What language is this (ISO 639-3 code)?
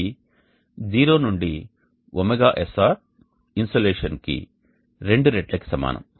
tel